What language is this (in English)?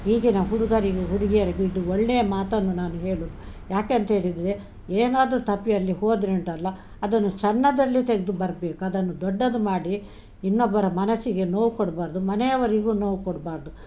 Kannada